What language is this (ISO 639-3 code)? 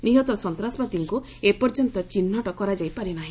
ori